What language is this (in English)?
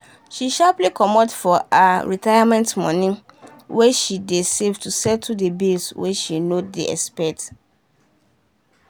Nigerian Pidgin